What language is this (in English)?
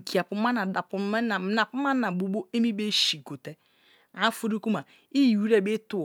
Kalabari